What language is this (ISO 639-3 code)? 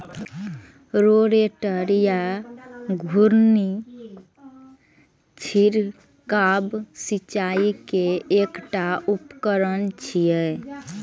mai